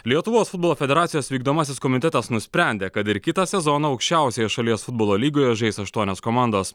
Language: Lithuanian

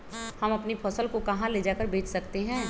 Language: Magahi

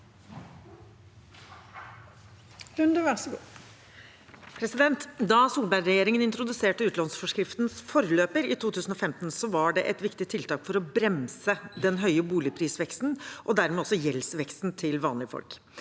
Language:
Norwegian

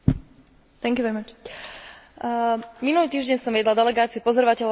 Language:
Slovak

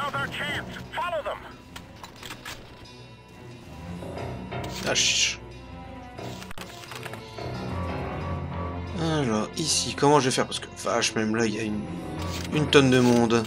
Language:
French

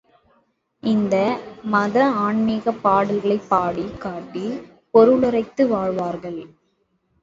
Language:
Tamil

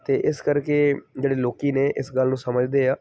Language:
Punjabi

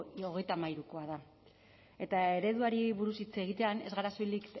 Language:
Basque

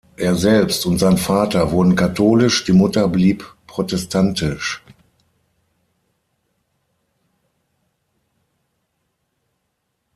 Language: German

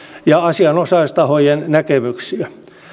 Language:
Finnish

